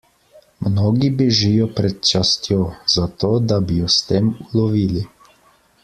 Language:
Slovenian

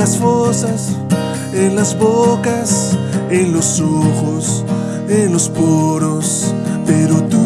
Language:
Spanish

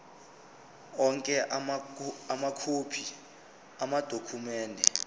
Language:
Zulu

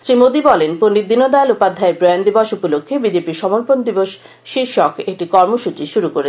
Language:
Bangla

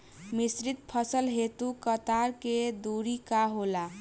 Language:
Bhojpuri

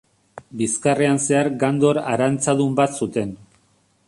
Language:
Basque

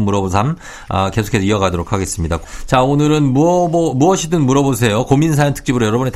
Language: Korean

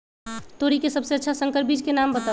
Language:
Magahi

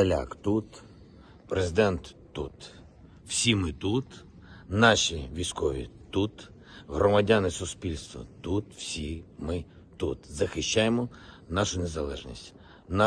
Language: Ukrainian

